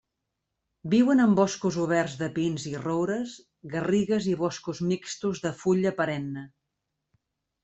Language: Catalan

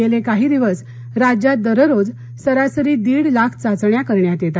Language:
Marathi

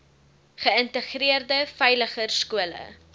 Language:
Afrikaans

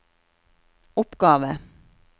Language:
Norwegian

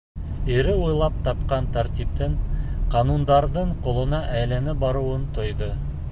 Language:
Bashkir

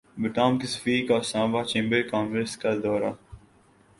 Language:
Urdu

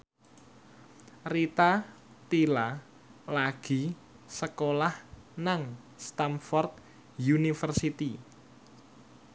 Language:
Javanese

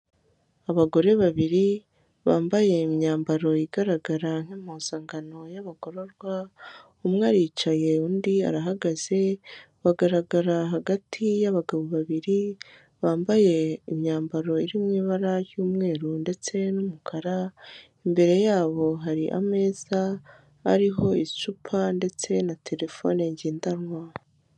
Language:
Kinyarwanda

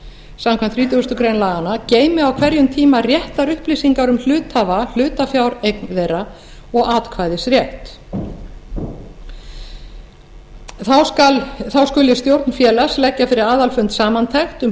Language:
Icelandic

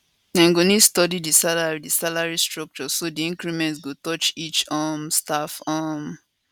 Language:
Nigerian Pidgin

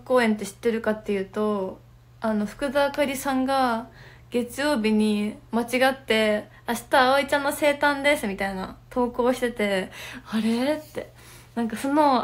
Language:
Japanese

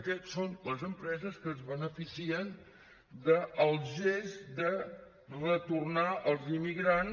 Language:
Catalan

